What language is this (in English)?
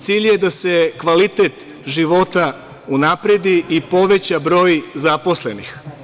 Serbian